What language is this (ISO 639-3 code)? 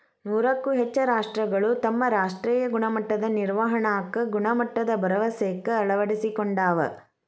kan